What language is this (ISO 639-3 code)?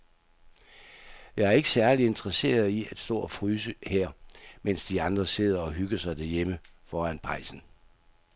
dan